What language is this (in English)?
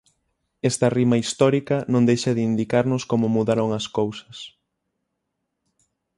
Galician